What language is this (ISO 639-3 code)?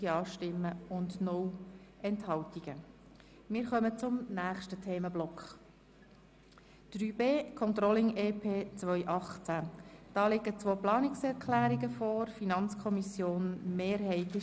gsw